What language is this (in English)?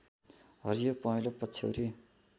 Nepali